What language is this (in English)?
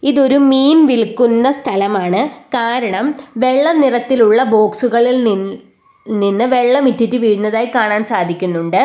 Malayalam